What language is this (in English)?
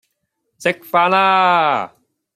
Cantonese